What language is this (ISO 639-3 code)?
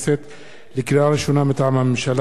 heb